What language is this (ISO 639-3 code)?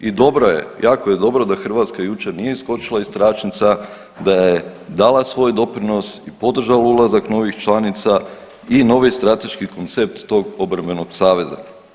hrv